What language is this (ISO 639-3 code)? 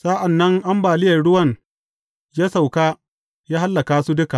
hau